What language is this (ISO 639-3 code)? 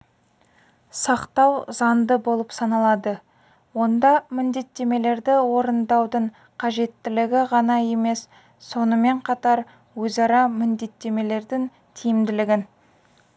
kaz